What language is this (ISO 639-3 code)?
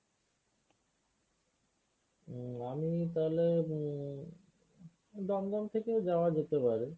ben